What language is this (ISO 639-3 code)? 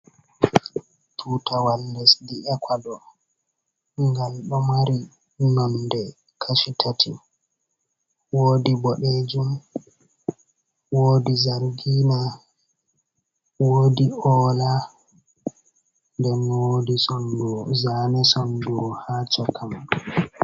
ful